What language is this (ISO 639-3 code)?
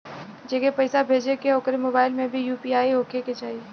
bho